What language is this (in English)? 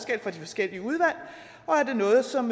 Danish